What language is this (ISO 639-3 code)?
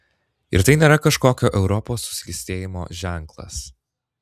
lit